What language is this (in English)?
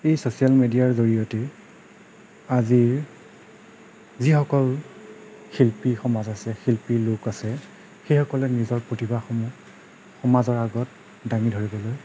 Assamese